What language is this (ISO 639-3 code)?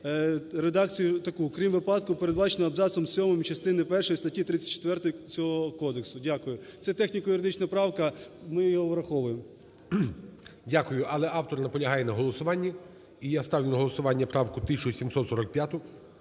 ukr